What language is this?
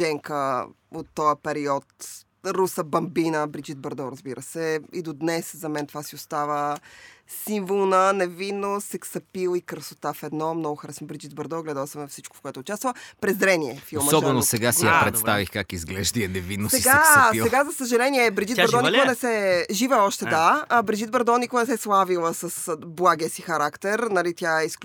Bulgarian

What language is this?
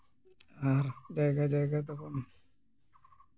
Santali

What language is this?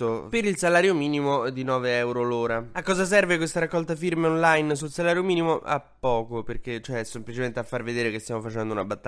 Italian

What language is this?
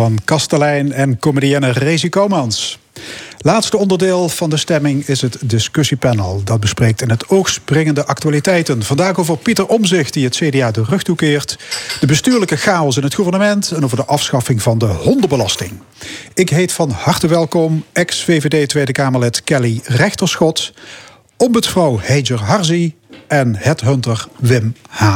Dutch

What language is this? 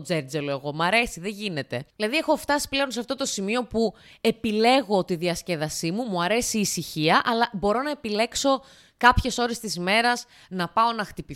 Greek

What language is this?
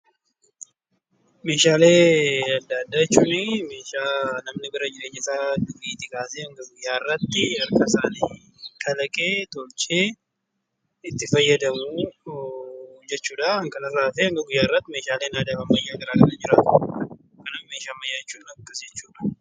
Oromo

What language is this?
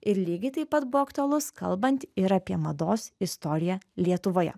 Lithuanian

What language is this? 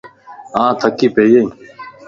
Lasi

